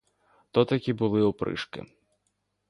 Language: Ukrainian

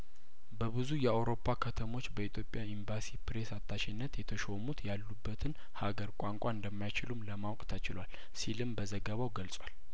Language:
Amharic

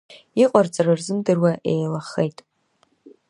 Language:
Abkhazian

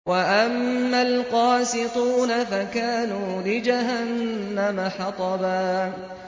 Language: Arabic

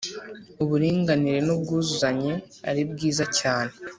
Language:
Kinyarwanda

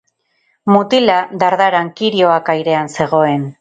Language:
Basque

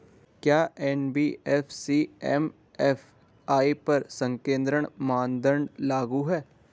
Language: Hindi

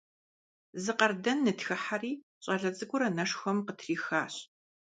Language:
Kabardian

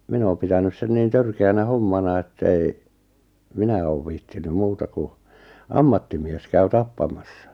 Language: Finnish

